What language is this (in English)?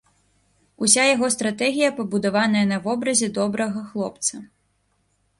Belarusian